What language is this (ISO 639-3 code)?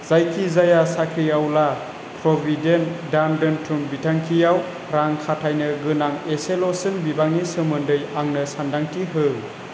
brx